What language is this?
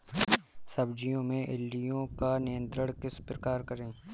Hindi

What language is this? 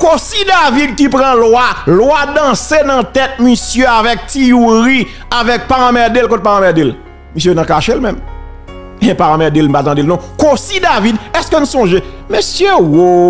French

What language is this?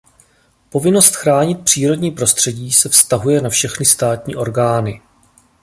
Czech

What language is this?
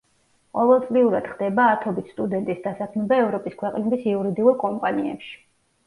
Georgian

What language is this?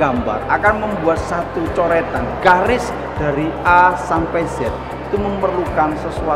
Indonesian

